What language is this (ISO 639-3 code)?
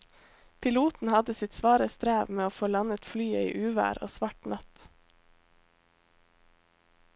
nor